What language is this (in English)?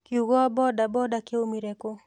Kikuyu